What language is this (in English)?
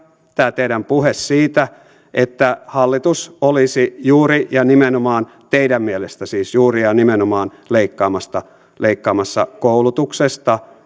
Finnish